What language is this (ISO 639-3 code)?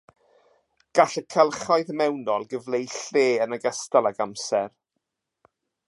cym